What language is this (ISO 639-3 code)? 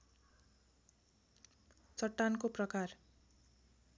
nep